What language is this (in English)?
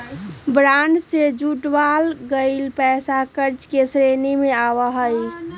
Magahi